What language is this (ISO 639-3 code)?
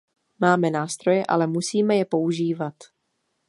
ces